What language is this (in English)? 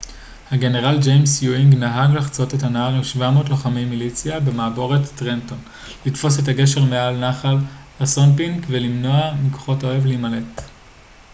Hebrew